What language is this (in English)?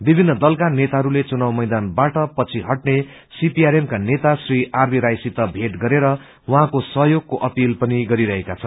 Nepali